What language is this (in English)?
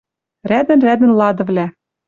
Western Mari